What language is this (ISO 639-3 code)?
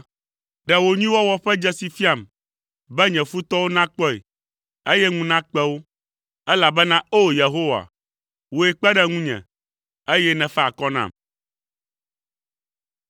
ewe